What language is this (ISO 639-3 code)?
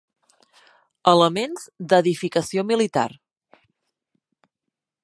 cat